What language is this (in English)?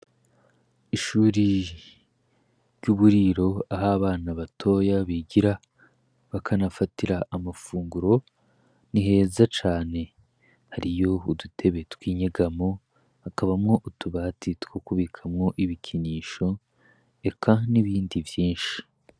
Rundi